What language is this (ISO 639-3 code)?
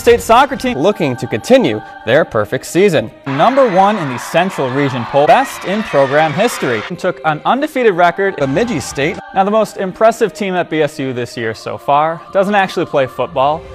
eng